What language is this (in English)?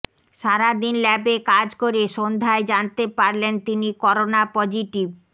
Bangla